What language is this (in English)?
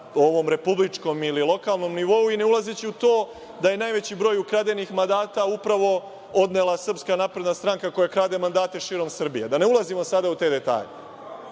Serbian